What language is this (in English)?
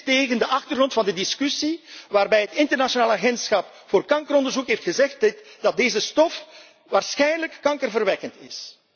Dutch